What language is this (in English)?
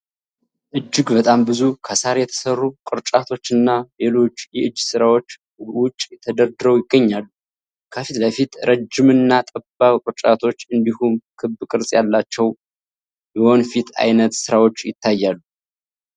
Amharic